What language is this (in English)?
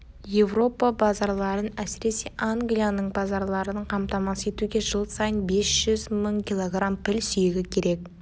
Kazakh